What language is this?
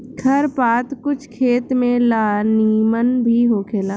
Bhojpuri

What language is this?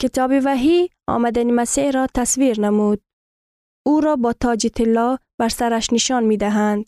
Persian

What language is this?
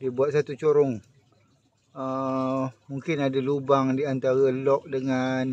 Malay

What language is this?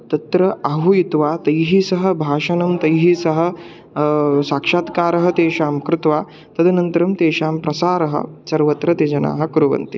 Sanskrit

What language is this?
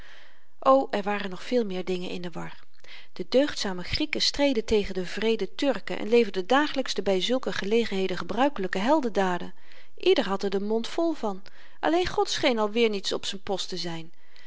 Dutch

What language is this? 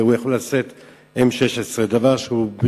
Hebrew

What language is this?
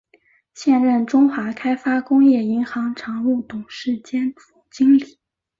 Chinese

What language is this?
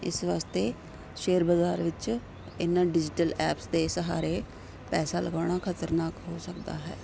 Punjabi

